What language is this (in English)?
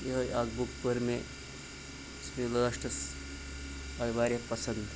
Kashmiri